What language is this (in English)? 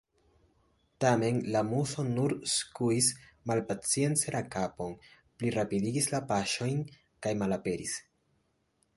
Esperanto